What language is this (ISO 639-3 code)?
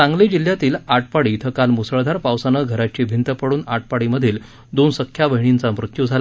mar